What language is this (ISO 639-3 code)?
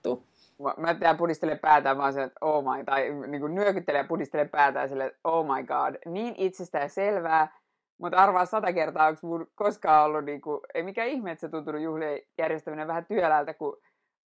fin